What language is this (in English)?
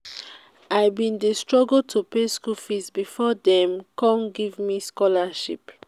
Nigerian Pidgin